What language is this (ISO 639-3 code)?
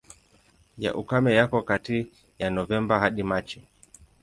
swa